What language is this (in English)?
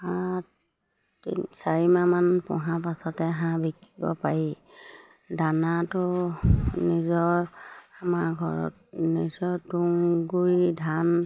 Assamese